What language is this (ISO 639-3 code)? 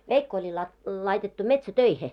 fin